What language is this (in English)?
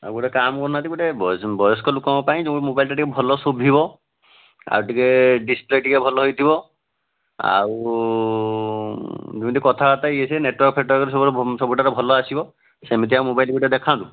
Odia